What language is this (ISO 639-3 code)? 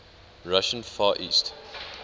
eng